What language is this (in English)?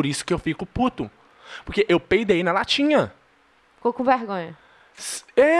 Portuguese